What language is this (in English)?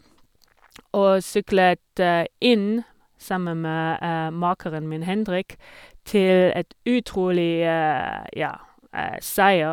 Norwegian